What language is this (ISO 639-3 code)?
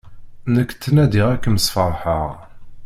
kab